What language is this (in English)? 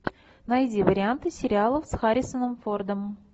Russian